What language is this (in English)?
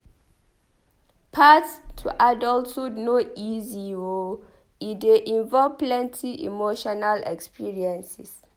Nigerian Pidgin